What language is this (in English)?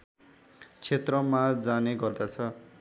Nepali